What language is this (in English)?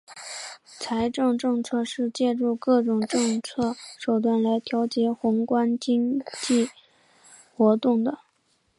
Chinese